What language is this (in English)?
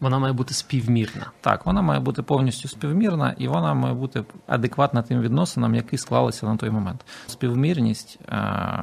Ukrainian